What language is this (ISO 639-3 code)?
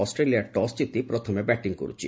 ori